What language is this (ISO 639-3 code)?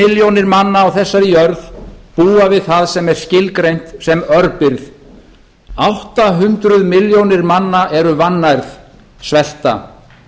isl